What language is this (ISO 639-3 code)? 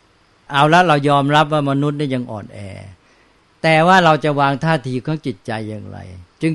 tha